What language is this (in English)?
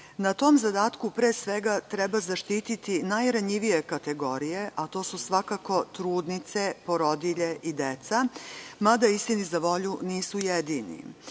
Serbian